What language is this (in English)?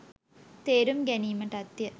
Sinhala